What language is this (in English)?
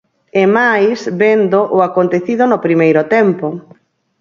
Galician